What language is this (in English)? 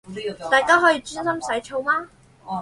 Chinese